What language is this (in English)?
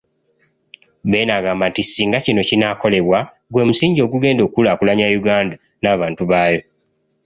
Ganda